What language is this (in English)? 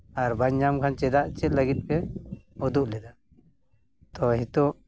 Santali